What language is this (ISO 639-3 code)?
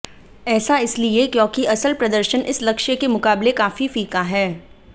hin